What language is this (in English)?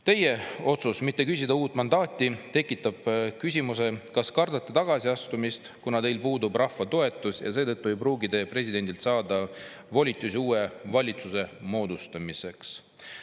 Estonian